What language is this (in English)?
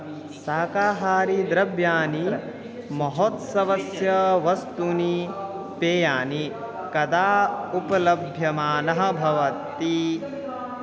Sanskrit